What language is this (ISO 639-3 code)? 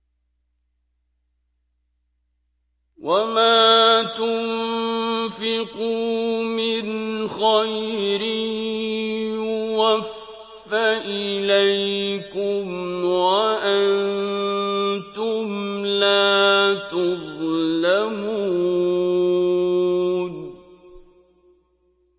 ara